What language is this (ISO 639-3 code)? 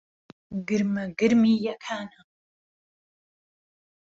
ckb